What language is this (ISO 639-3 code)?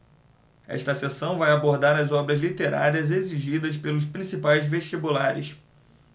por